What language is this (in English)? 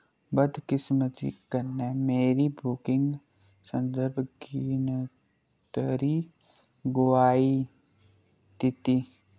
Dogri